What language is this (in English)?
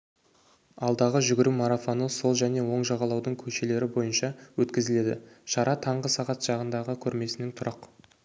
Kazakh